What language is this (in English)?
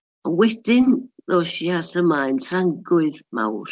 Welsh